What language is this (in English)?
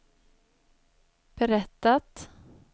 Swedish